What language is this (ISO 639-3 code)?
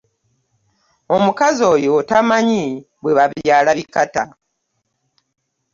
lug